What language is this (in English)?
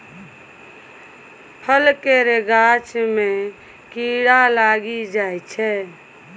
Maithili